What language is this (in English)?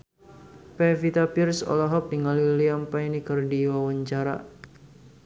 Sundanese